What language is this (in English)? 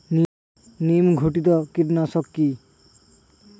Bangla